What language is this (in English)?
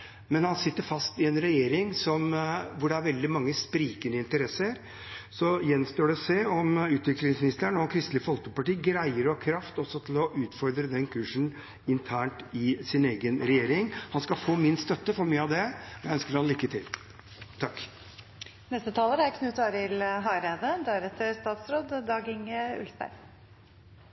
Norwegian